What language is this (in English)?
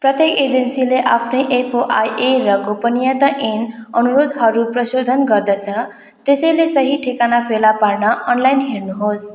Nepali